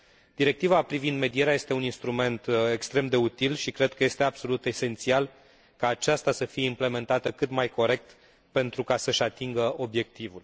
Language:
Romanian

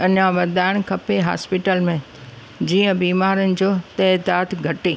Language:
Sindhi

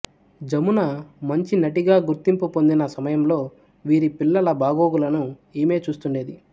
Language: Telugu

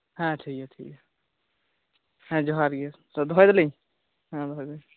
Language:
Santali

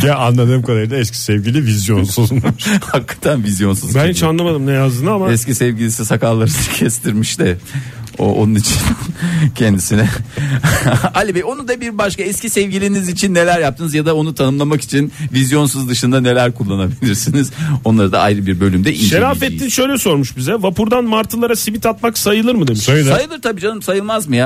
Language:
Turkish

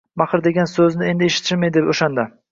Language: Uzbek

